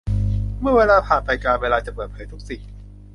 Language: Thai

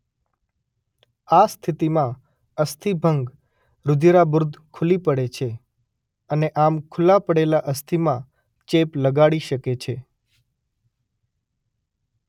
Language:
Gujarati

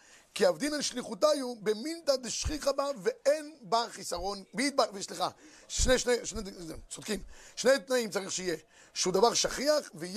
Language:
Hebrew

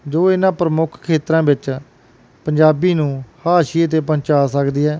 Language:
Punjabi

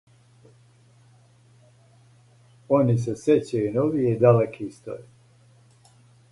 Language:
Serbian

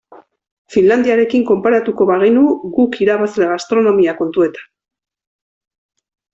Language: Basque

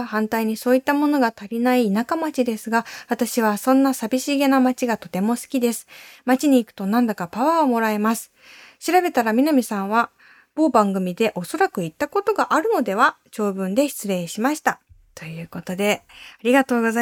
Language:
Japanese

